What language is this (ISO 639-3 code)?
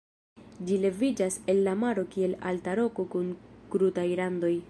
epo